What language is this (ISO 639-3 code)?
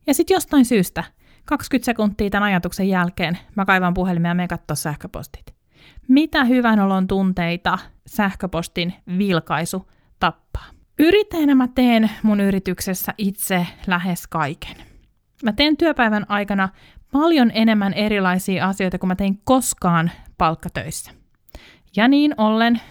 fin